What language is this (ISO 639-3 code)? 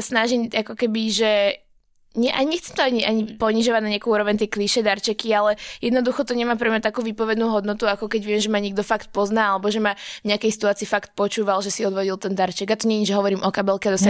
slk